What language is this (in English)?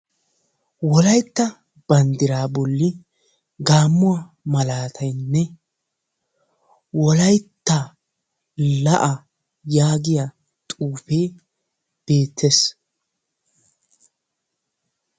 Wolaytta